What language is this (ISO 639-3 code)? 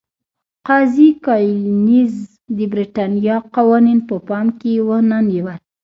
pus